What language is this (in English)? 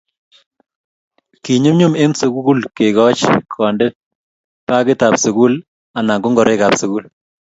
Kalenjin